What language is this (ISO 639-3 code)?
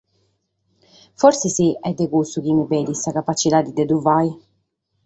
srd